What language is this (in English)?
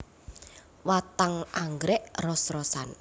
Javanese